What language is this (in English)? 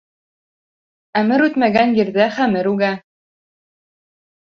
Bashkir